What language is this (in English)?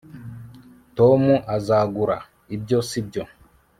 Kinyarwanda